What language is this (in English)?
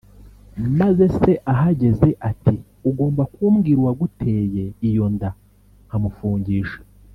Kinyarwanda